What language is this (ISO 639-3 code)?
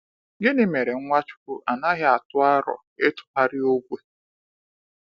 ibo